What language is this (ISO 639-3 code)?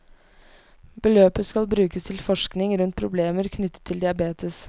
nor